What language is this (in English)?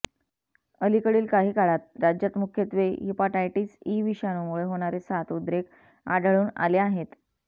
Marathi